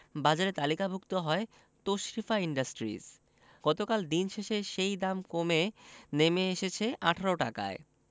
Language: Bangla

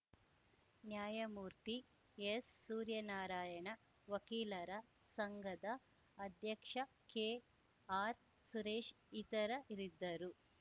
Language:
Kannada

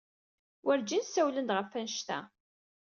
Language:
Kabyle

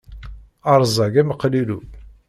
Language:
Kabyle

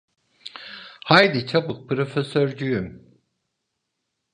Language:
Turkish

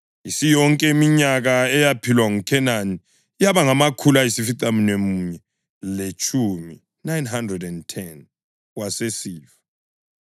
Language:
North Ndebele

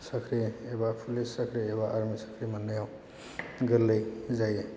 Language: Bodo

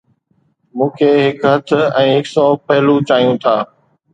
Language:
Sindhi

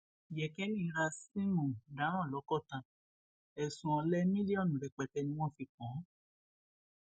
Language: Yoruba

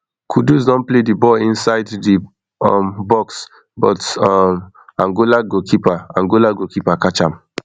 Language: Nigerian Pidgin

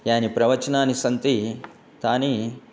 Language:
Sanskrit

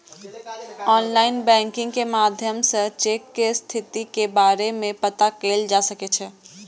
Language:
Maithili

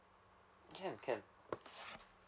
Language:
English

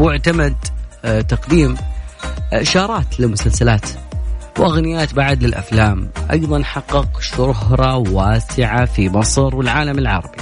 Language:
Arabic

